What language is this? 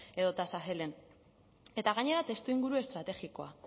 Basque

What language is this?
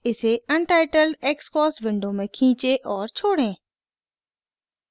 Hindi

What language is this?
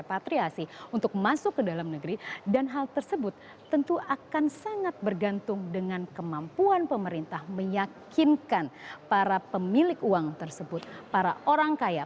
Indonesian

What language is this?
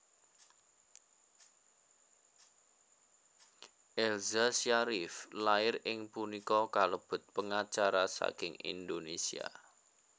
Javanese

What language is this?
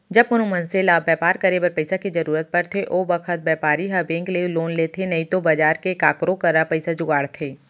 Chhattisgarhi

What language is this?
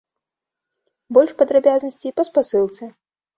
Belarusian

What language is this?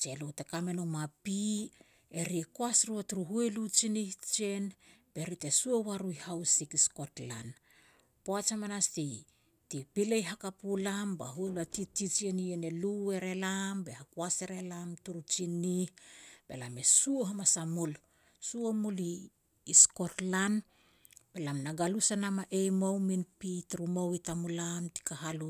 Petats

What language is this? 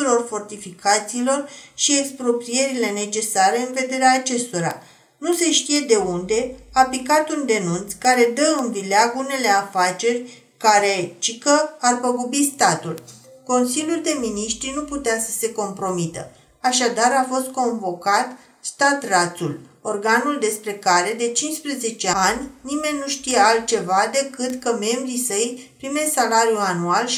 Romanian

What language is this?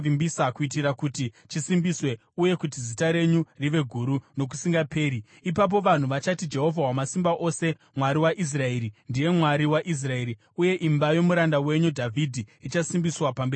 Shona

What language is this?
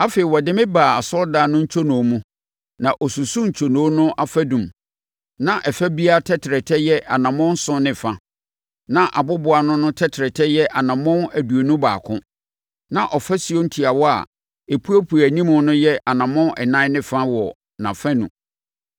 Akan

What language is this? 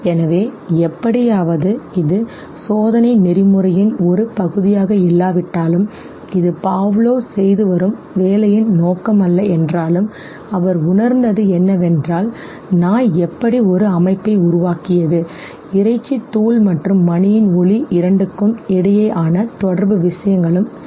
Tamil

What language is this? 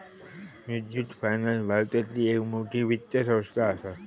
Marathi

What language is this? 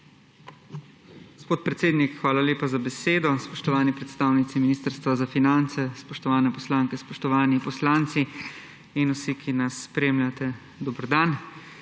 Slovenian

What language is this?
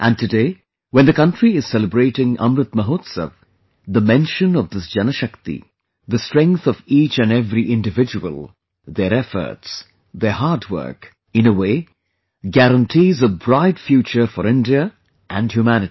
English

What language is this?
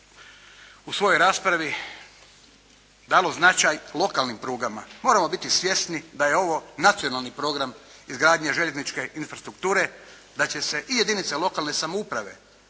Croatian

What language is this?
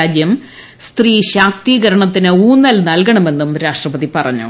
Malayalam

